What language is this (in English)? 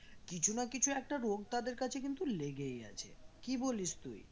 Bangla